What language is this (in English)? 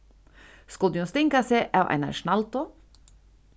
Faroese